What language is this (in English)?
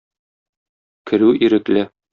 Tatar